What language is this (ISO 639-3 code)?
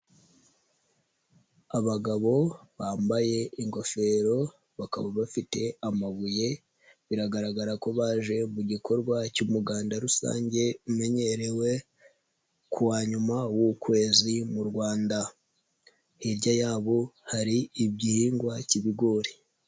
kin